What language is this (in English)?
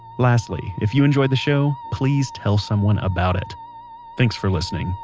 English